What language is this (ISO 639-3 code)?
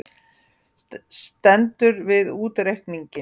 isl